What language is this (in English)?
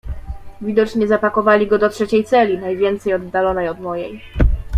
Polish